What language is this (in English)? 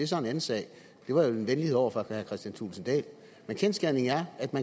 Danish